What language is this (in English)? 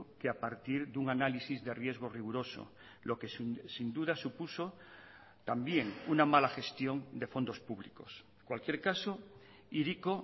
Spanish